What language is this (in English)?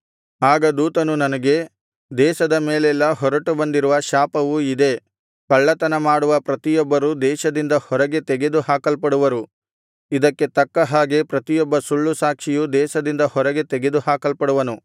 Kannada